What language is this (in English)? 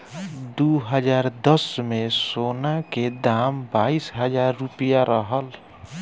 Bhojpuri